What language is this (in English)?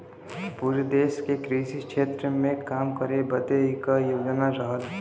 Bhojpuri